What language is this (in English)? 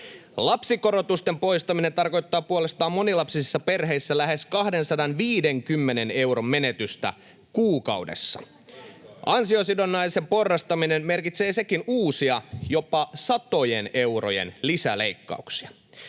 Finnish